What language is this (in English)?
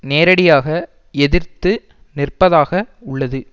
Tamil